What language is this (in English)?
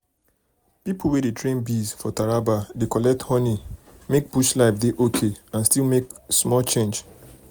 Nigerian Pidgin